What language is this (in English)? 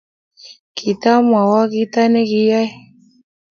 Kalenjin